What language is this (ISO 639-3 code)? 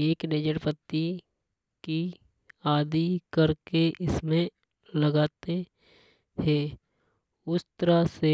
hoj